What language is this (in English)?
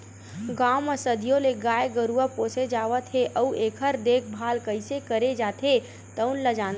Chhattisgarhi